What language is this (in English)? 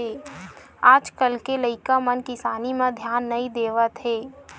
Chhattisgarhi